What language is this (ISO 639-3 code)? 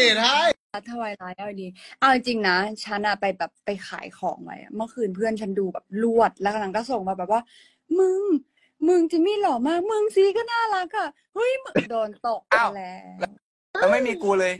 tha